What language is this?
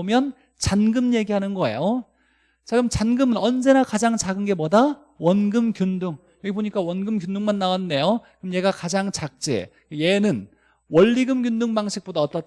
Korean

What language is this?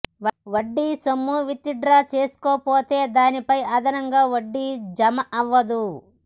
Telugu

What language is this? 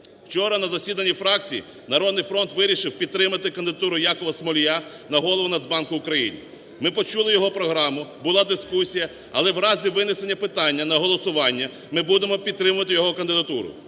Ukrainian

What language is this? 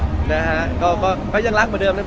Thai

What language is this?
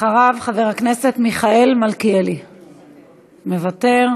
Hebrew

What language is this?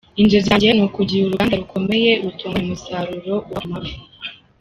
Kinyarwanda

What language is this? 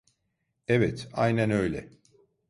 Turkish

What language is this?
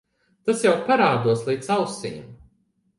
Latvian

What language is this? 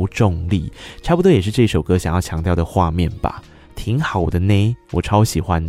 Chinese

